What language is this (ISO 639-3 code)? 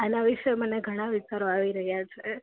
guj